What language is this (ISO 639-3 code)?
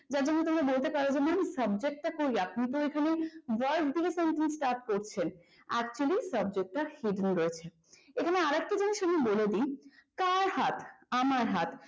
ben